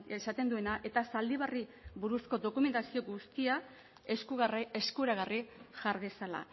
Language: Basque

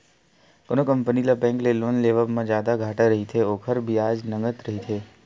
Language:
Chhattisgarhi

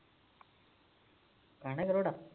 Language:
Punjabi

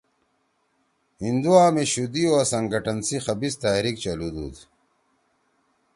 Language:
Torwali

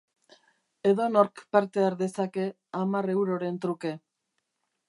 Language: Basque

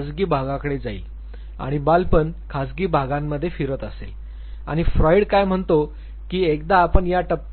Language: Marathi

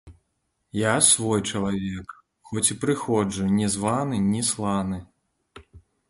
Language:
Belarusian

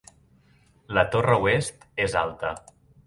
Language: Catalan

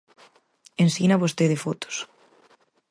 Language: Galician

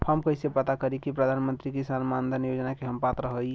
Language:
Bhojpuri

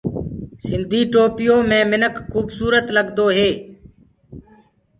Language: Gurgula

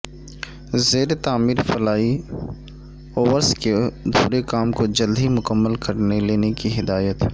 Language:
Urdu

